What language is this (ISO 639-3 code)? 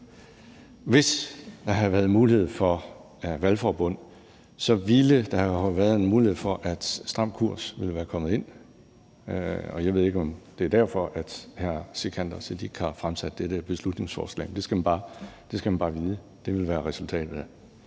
dan